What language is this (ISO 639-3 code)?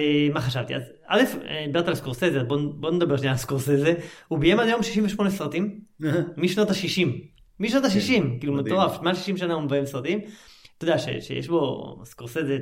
heb